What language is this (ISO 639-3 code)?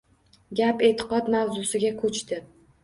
uzb